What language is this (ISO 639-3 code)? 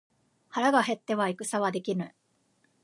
jpn